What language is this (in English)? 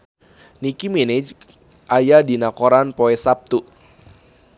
Sundanese